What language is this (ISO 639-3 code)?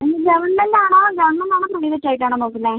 mal